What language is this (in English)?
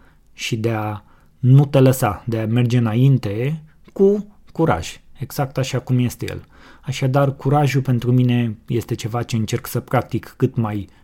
Romanian